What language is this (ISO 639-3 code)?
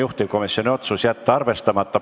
est